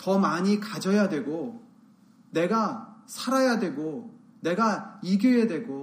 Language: Korean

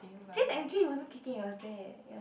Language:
English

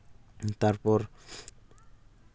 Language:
Santali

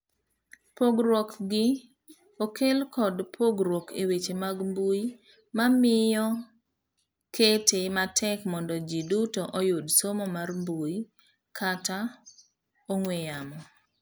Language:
Luo (Kenya and Tanzania)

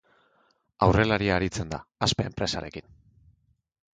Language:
Basque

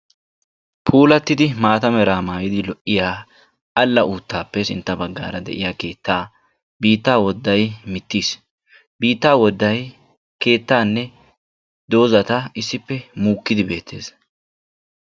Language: Wolaytta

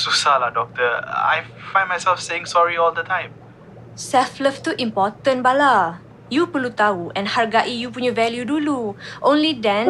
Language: Malay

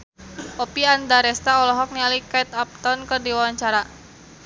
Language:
Sundanese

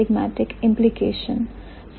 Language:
Hindi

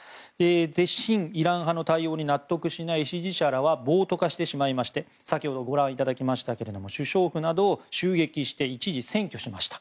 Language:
Japanese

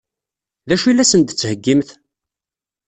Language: Kabyle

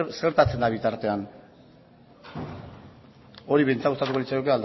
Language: Basque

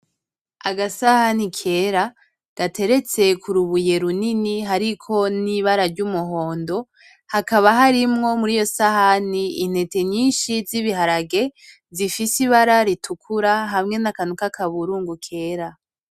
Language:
Rundi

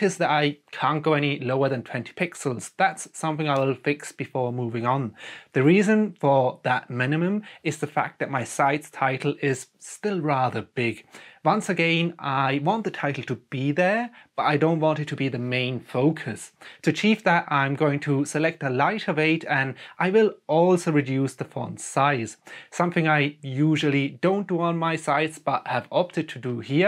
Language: English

